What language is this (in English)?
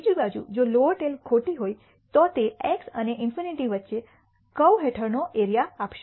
Gujarati